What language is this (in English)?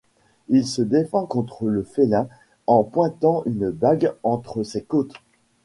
French